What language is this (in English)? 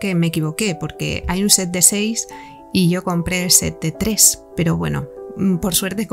Spanish